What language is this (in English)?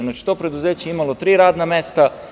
Serbian